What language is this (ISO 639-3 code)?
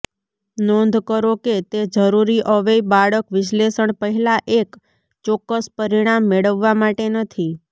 guj